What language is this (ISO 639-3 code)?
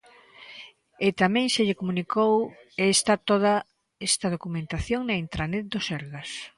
glg